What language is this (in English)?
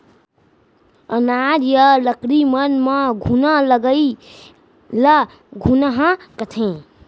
Chhattisgarhi